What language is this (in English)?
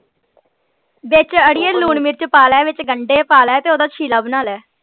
Punjabi